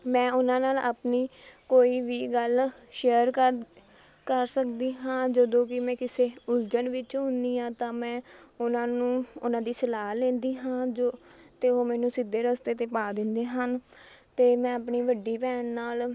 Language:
Punjabi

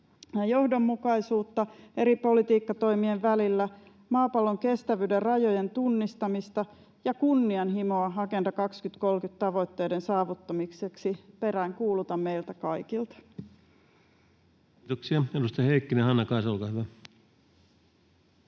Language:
Finnish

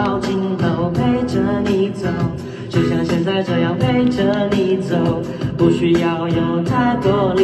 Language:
Chinese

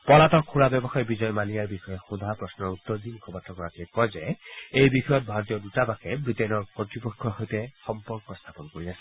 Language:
Assamese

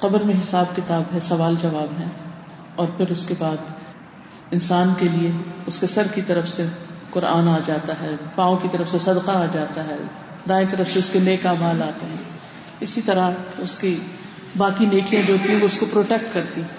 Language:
Urdu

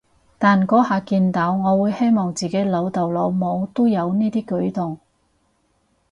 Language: Cantonese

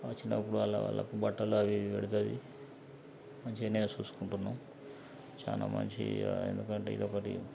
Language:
Telugu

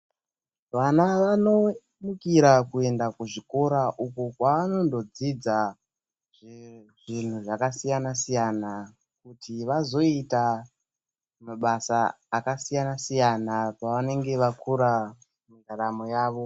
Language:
Ndau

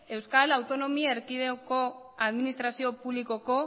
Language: Basque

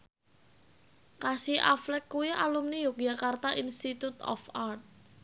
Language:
Javanese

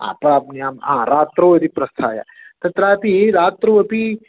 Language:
Sanskrit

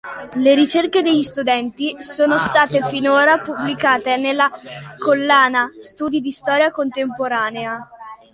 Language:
Italian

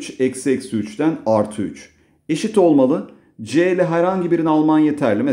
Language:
Turkish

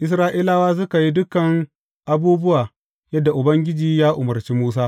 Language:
Hausa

